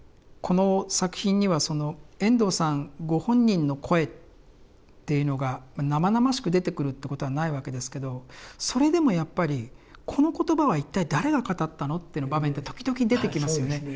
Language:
Japanese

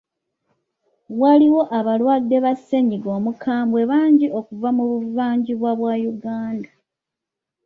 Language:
Ganda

